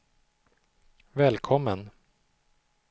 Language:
Swedish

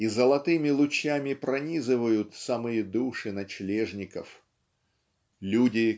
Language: Russian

